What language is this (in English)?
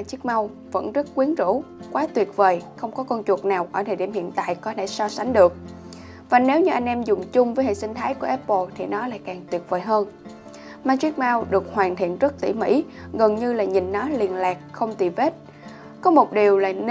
Vietnamese